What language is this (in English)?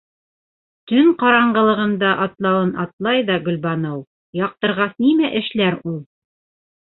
Bashkir